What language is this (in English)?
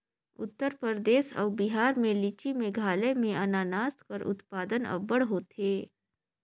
Chhattisgarhi